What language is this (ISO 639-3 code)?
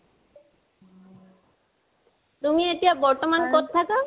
asm